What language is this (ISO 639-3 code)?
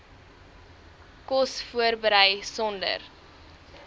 afr